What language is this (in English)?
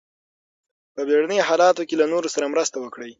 Pashto